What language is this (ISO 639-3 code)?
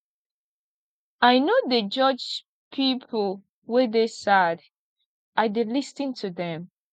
pcm